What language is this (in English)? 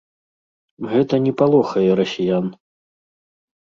Belarusian